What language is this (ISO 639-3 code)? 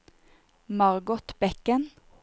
nor